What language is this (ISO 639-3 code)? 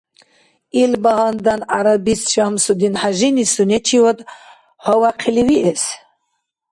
dar